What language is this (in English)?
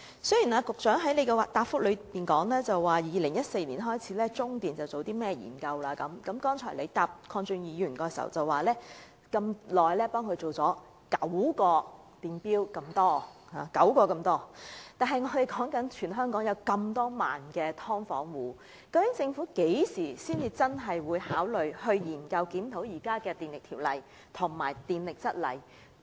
Cantonese